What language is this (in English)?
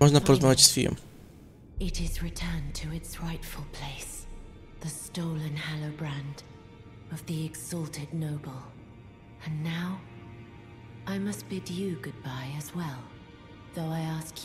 Polish